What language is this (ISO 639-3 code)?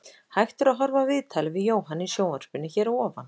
isl